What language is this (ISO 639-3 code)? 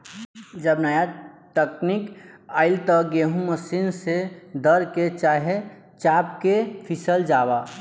bho